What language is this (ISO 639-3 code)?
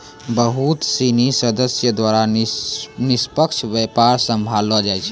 mai